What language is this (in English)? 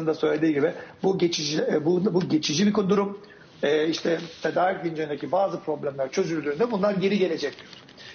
Turkish